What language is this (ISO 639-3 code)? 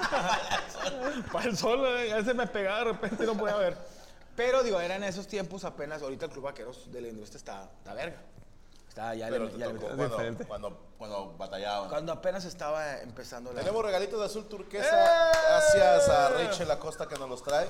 spa